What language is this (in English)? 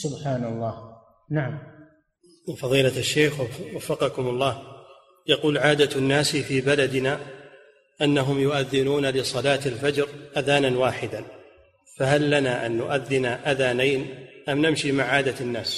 Arabic